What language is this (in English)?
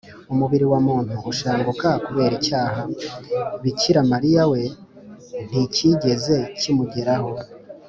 Kinyarwanda